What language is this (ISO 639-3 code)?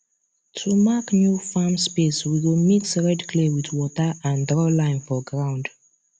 pcm